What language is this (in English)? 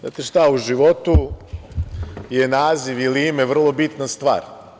Serbian